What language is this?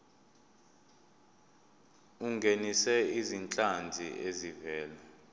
Zulu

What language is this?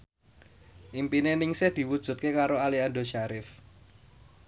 Javanese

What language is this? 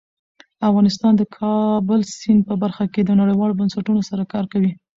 Pashto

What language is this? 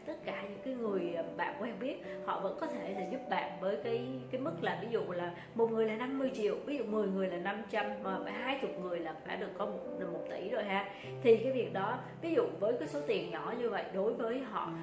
Vietnamese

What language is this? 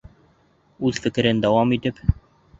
Bashkir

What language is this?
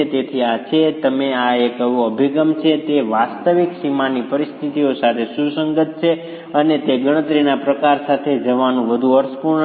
Gujarati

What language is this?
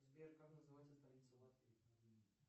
Russian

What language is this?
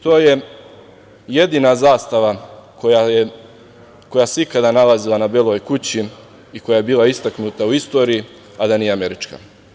Serbian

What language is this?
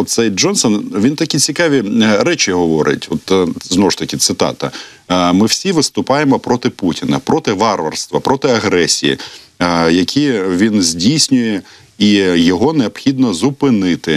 Ukrainian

